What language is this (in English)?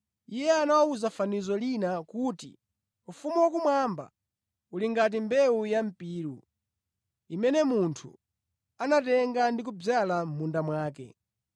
Nyanja